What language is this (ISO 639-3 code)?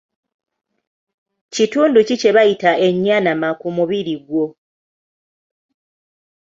lug